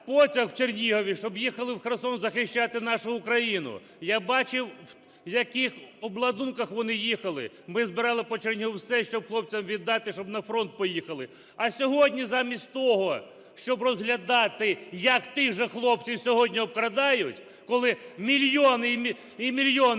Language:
Ukrainian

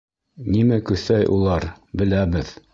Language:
Bashkir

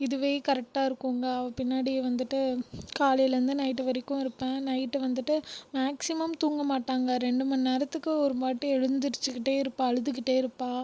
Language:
Tamil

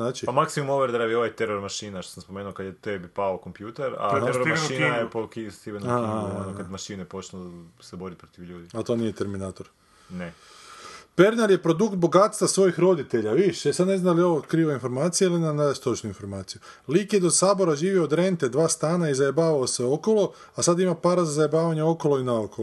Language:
Croatian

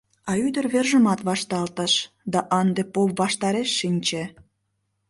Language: Mari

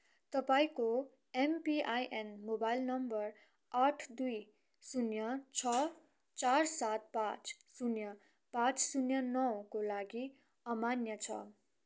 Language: Nepali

